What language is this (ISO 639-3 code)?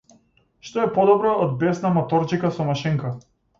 mkd